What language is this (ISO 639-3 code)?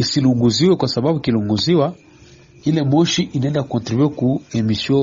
swa